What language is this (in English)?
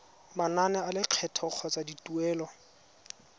Tswana